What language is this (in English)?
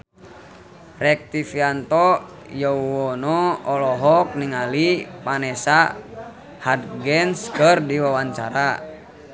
Sundanese